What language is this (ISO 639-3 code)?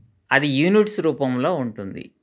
tel